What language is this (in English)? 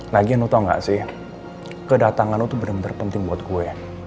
Indonesian